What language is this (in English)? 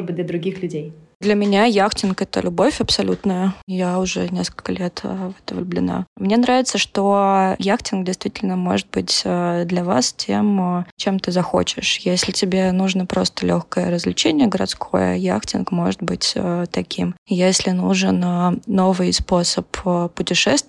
Russian